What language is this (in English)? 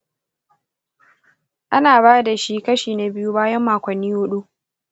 Hausa